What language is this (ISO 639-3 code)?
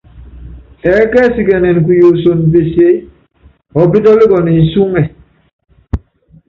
yav